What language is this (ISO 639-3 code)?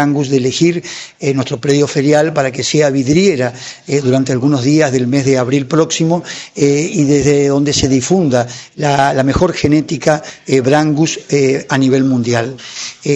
spa